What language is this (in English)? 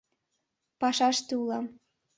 Mari